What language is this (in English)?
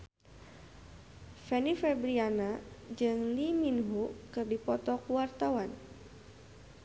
Sundanese